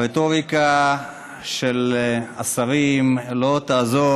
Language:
Hebrew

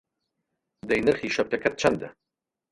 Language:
Central Kurdish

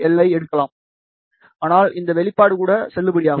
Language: Tamil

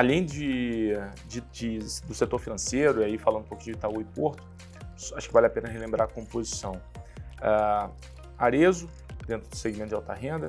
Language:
Portuguese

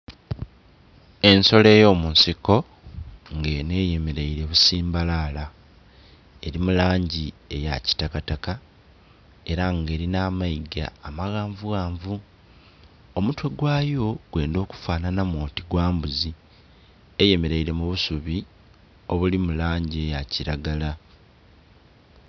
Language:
Soga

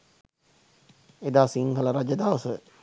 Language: Sinhala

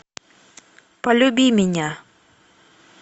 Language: Russian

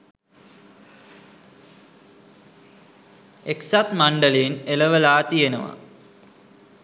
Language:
Sinhala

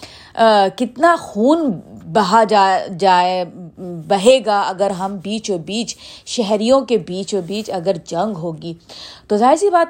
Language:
Urdu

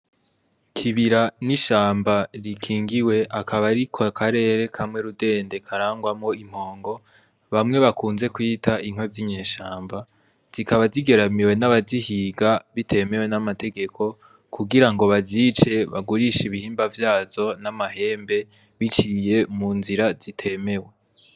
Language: Rundi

